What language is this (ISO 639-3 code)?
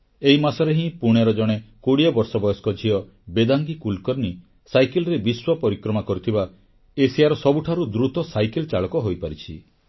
ori